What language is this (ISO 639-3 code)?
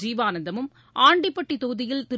tam